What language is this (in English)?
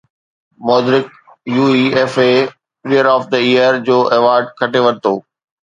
Sindhi